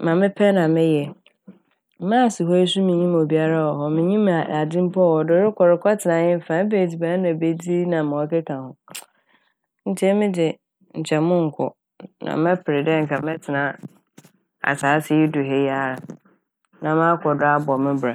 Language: Akan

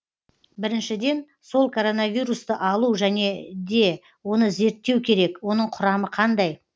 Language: Kazakh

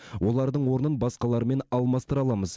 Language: Kazakh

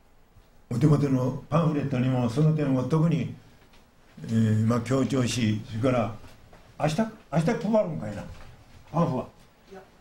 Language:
Japanese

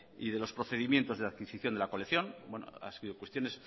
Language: Spanish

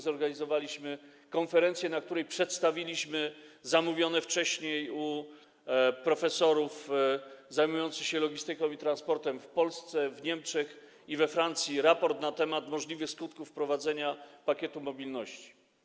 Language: Polish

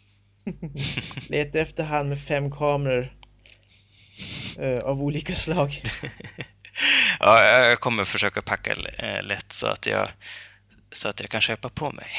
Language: Swedish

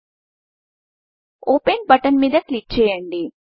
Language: Telugu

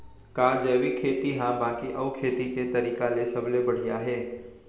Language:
Chhattisgarhi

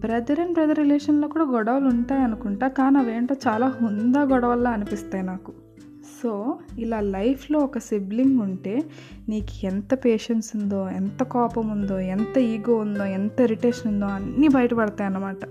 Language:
Telugu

